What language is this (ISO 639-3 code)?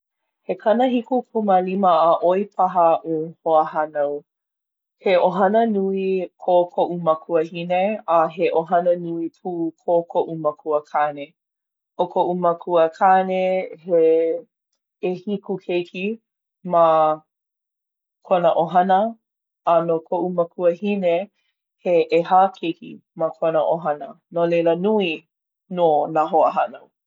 haw